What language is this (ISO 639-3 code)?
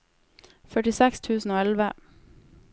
nor